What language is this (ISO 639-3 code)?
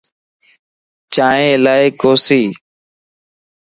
lss